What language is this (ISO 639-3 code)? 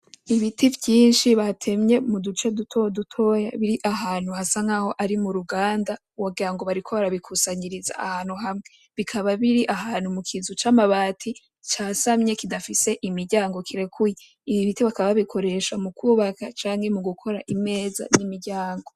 run